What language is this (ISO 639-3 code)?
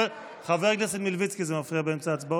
heb